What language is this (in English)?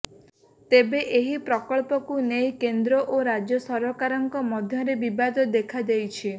Odia